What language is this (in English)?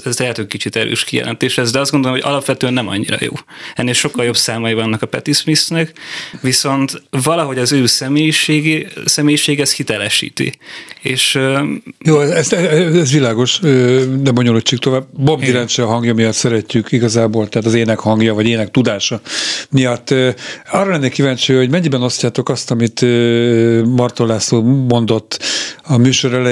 Hungarian